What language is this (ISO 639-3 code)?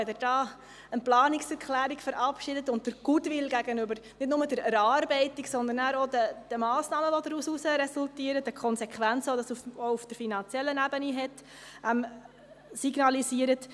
gsw